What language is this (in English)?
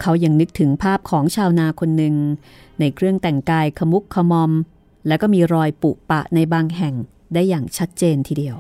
Thai